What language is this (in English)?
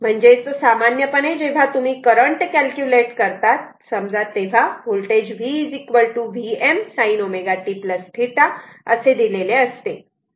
Marathi